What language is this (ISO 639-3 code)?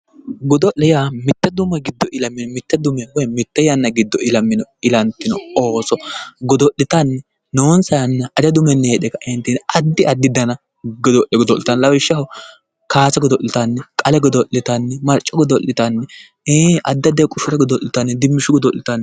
sid